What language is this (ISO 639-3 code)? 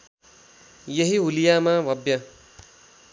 nep